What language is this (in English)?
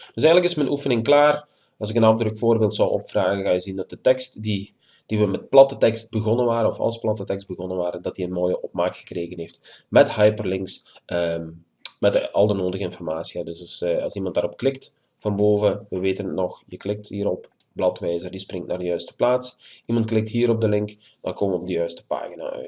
Dutch